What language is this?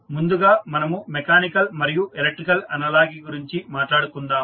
Telugu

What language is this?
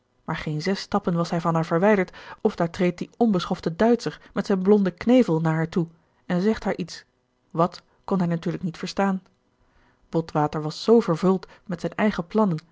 Dutch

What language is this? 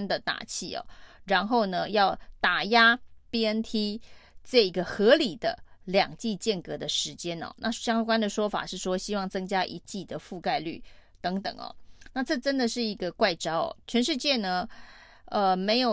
Chinese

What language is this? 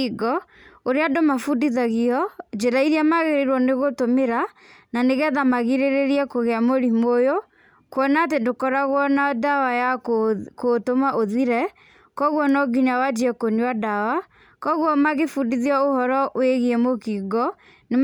Kikuyu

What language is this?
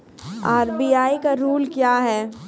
Maithili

